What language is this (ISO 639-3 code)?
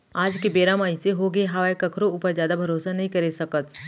hne